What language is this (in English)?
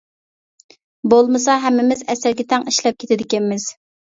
Uyghur